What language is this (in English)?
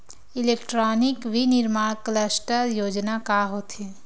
Chhattisgarhi